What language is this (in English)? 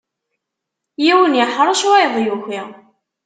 Kabyle